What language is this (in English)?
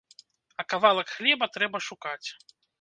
Belarusian